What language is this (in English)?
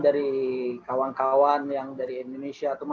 Indonesian